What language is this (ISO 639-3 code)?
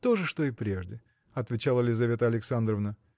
rus